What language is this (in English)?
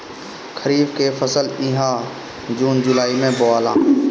Bhojpuri